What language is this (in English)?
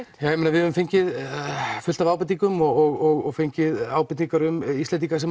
Icelandic